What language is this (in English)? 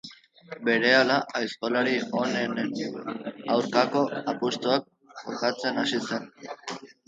Basque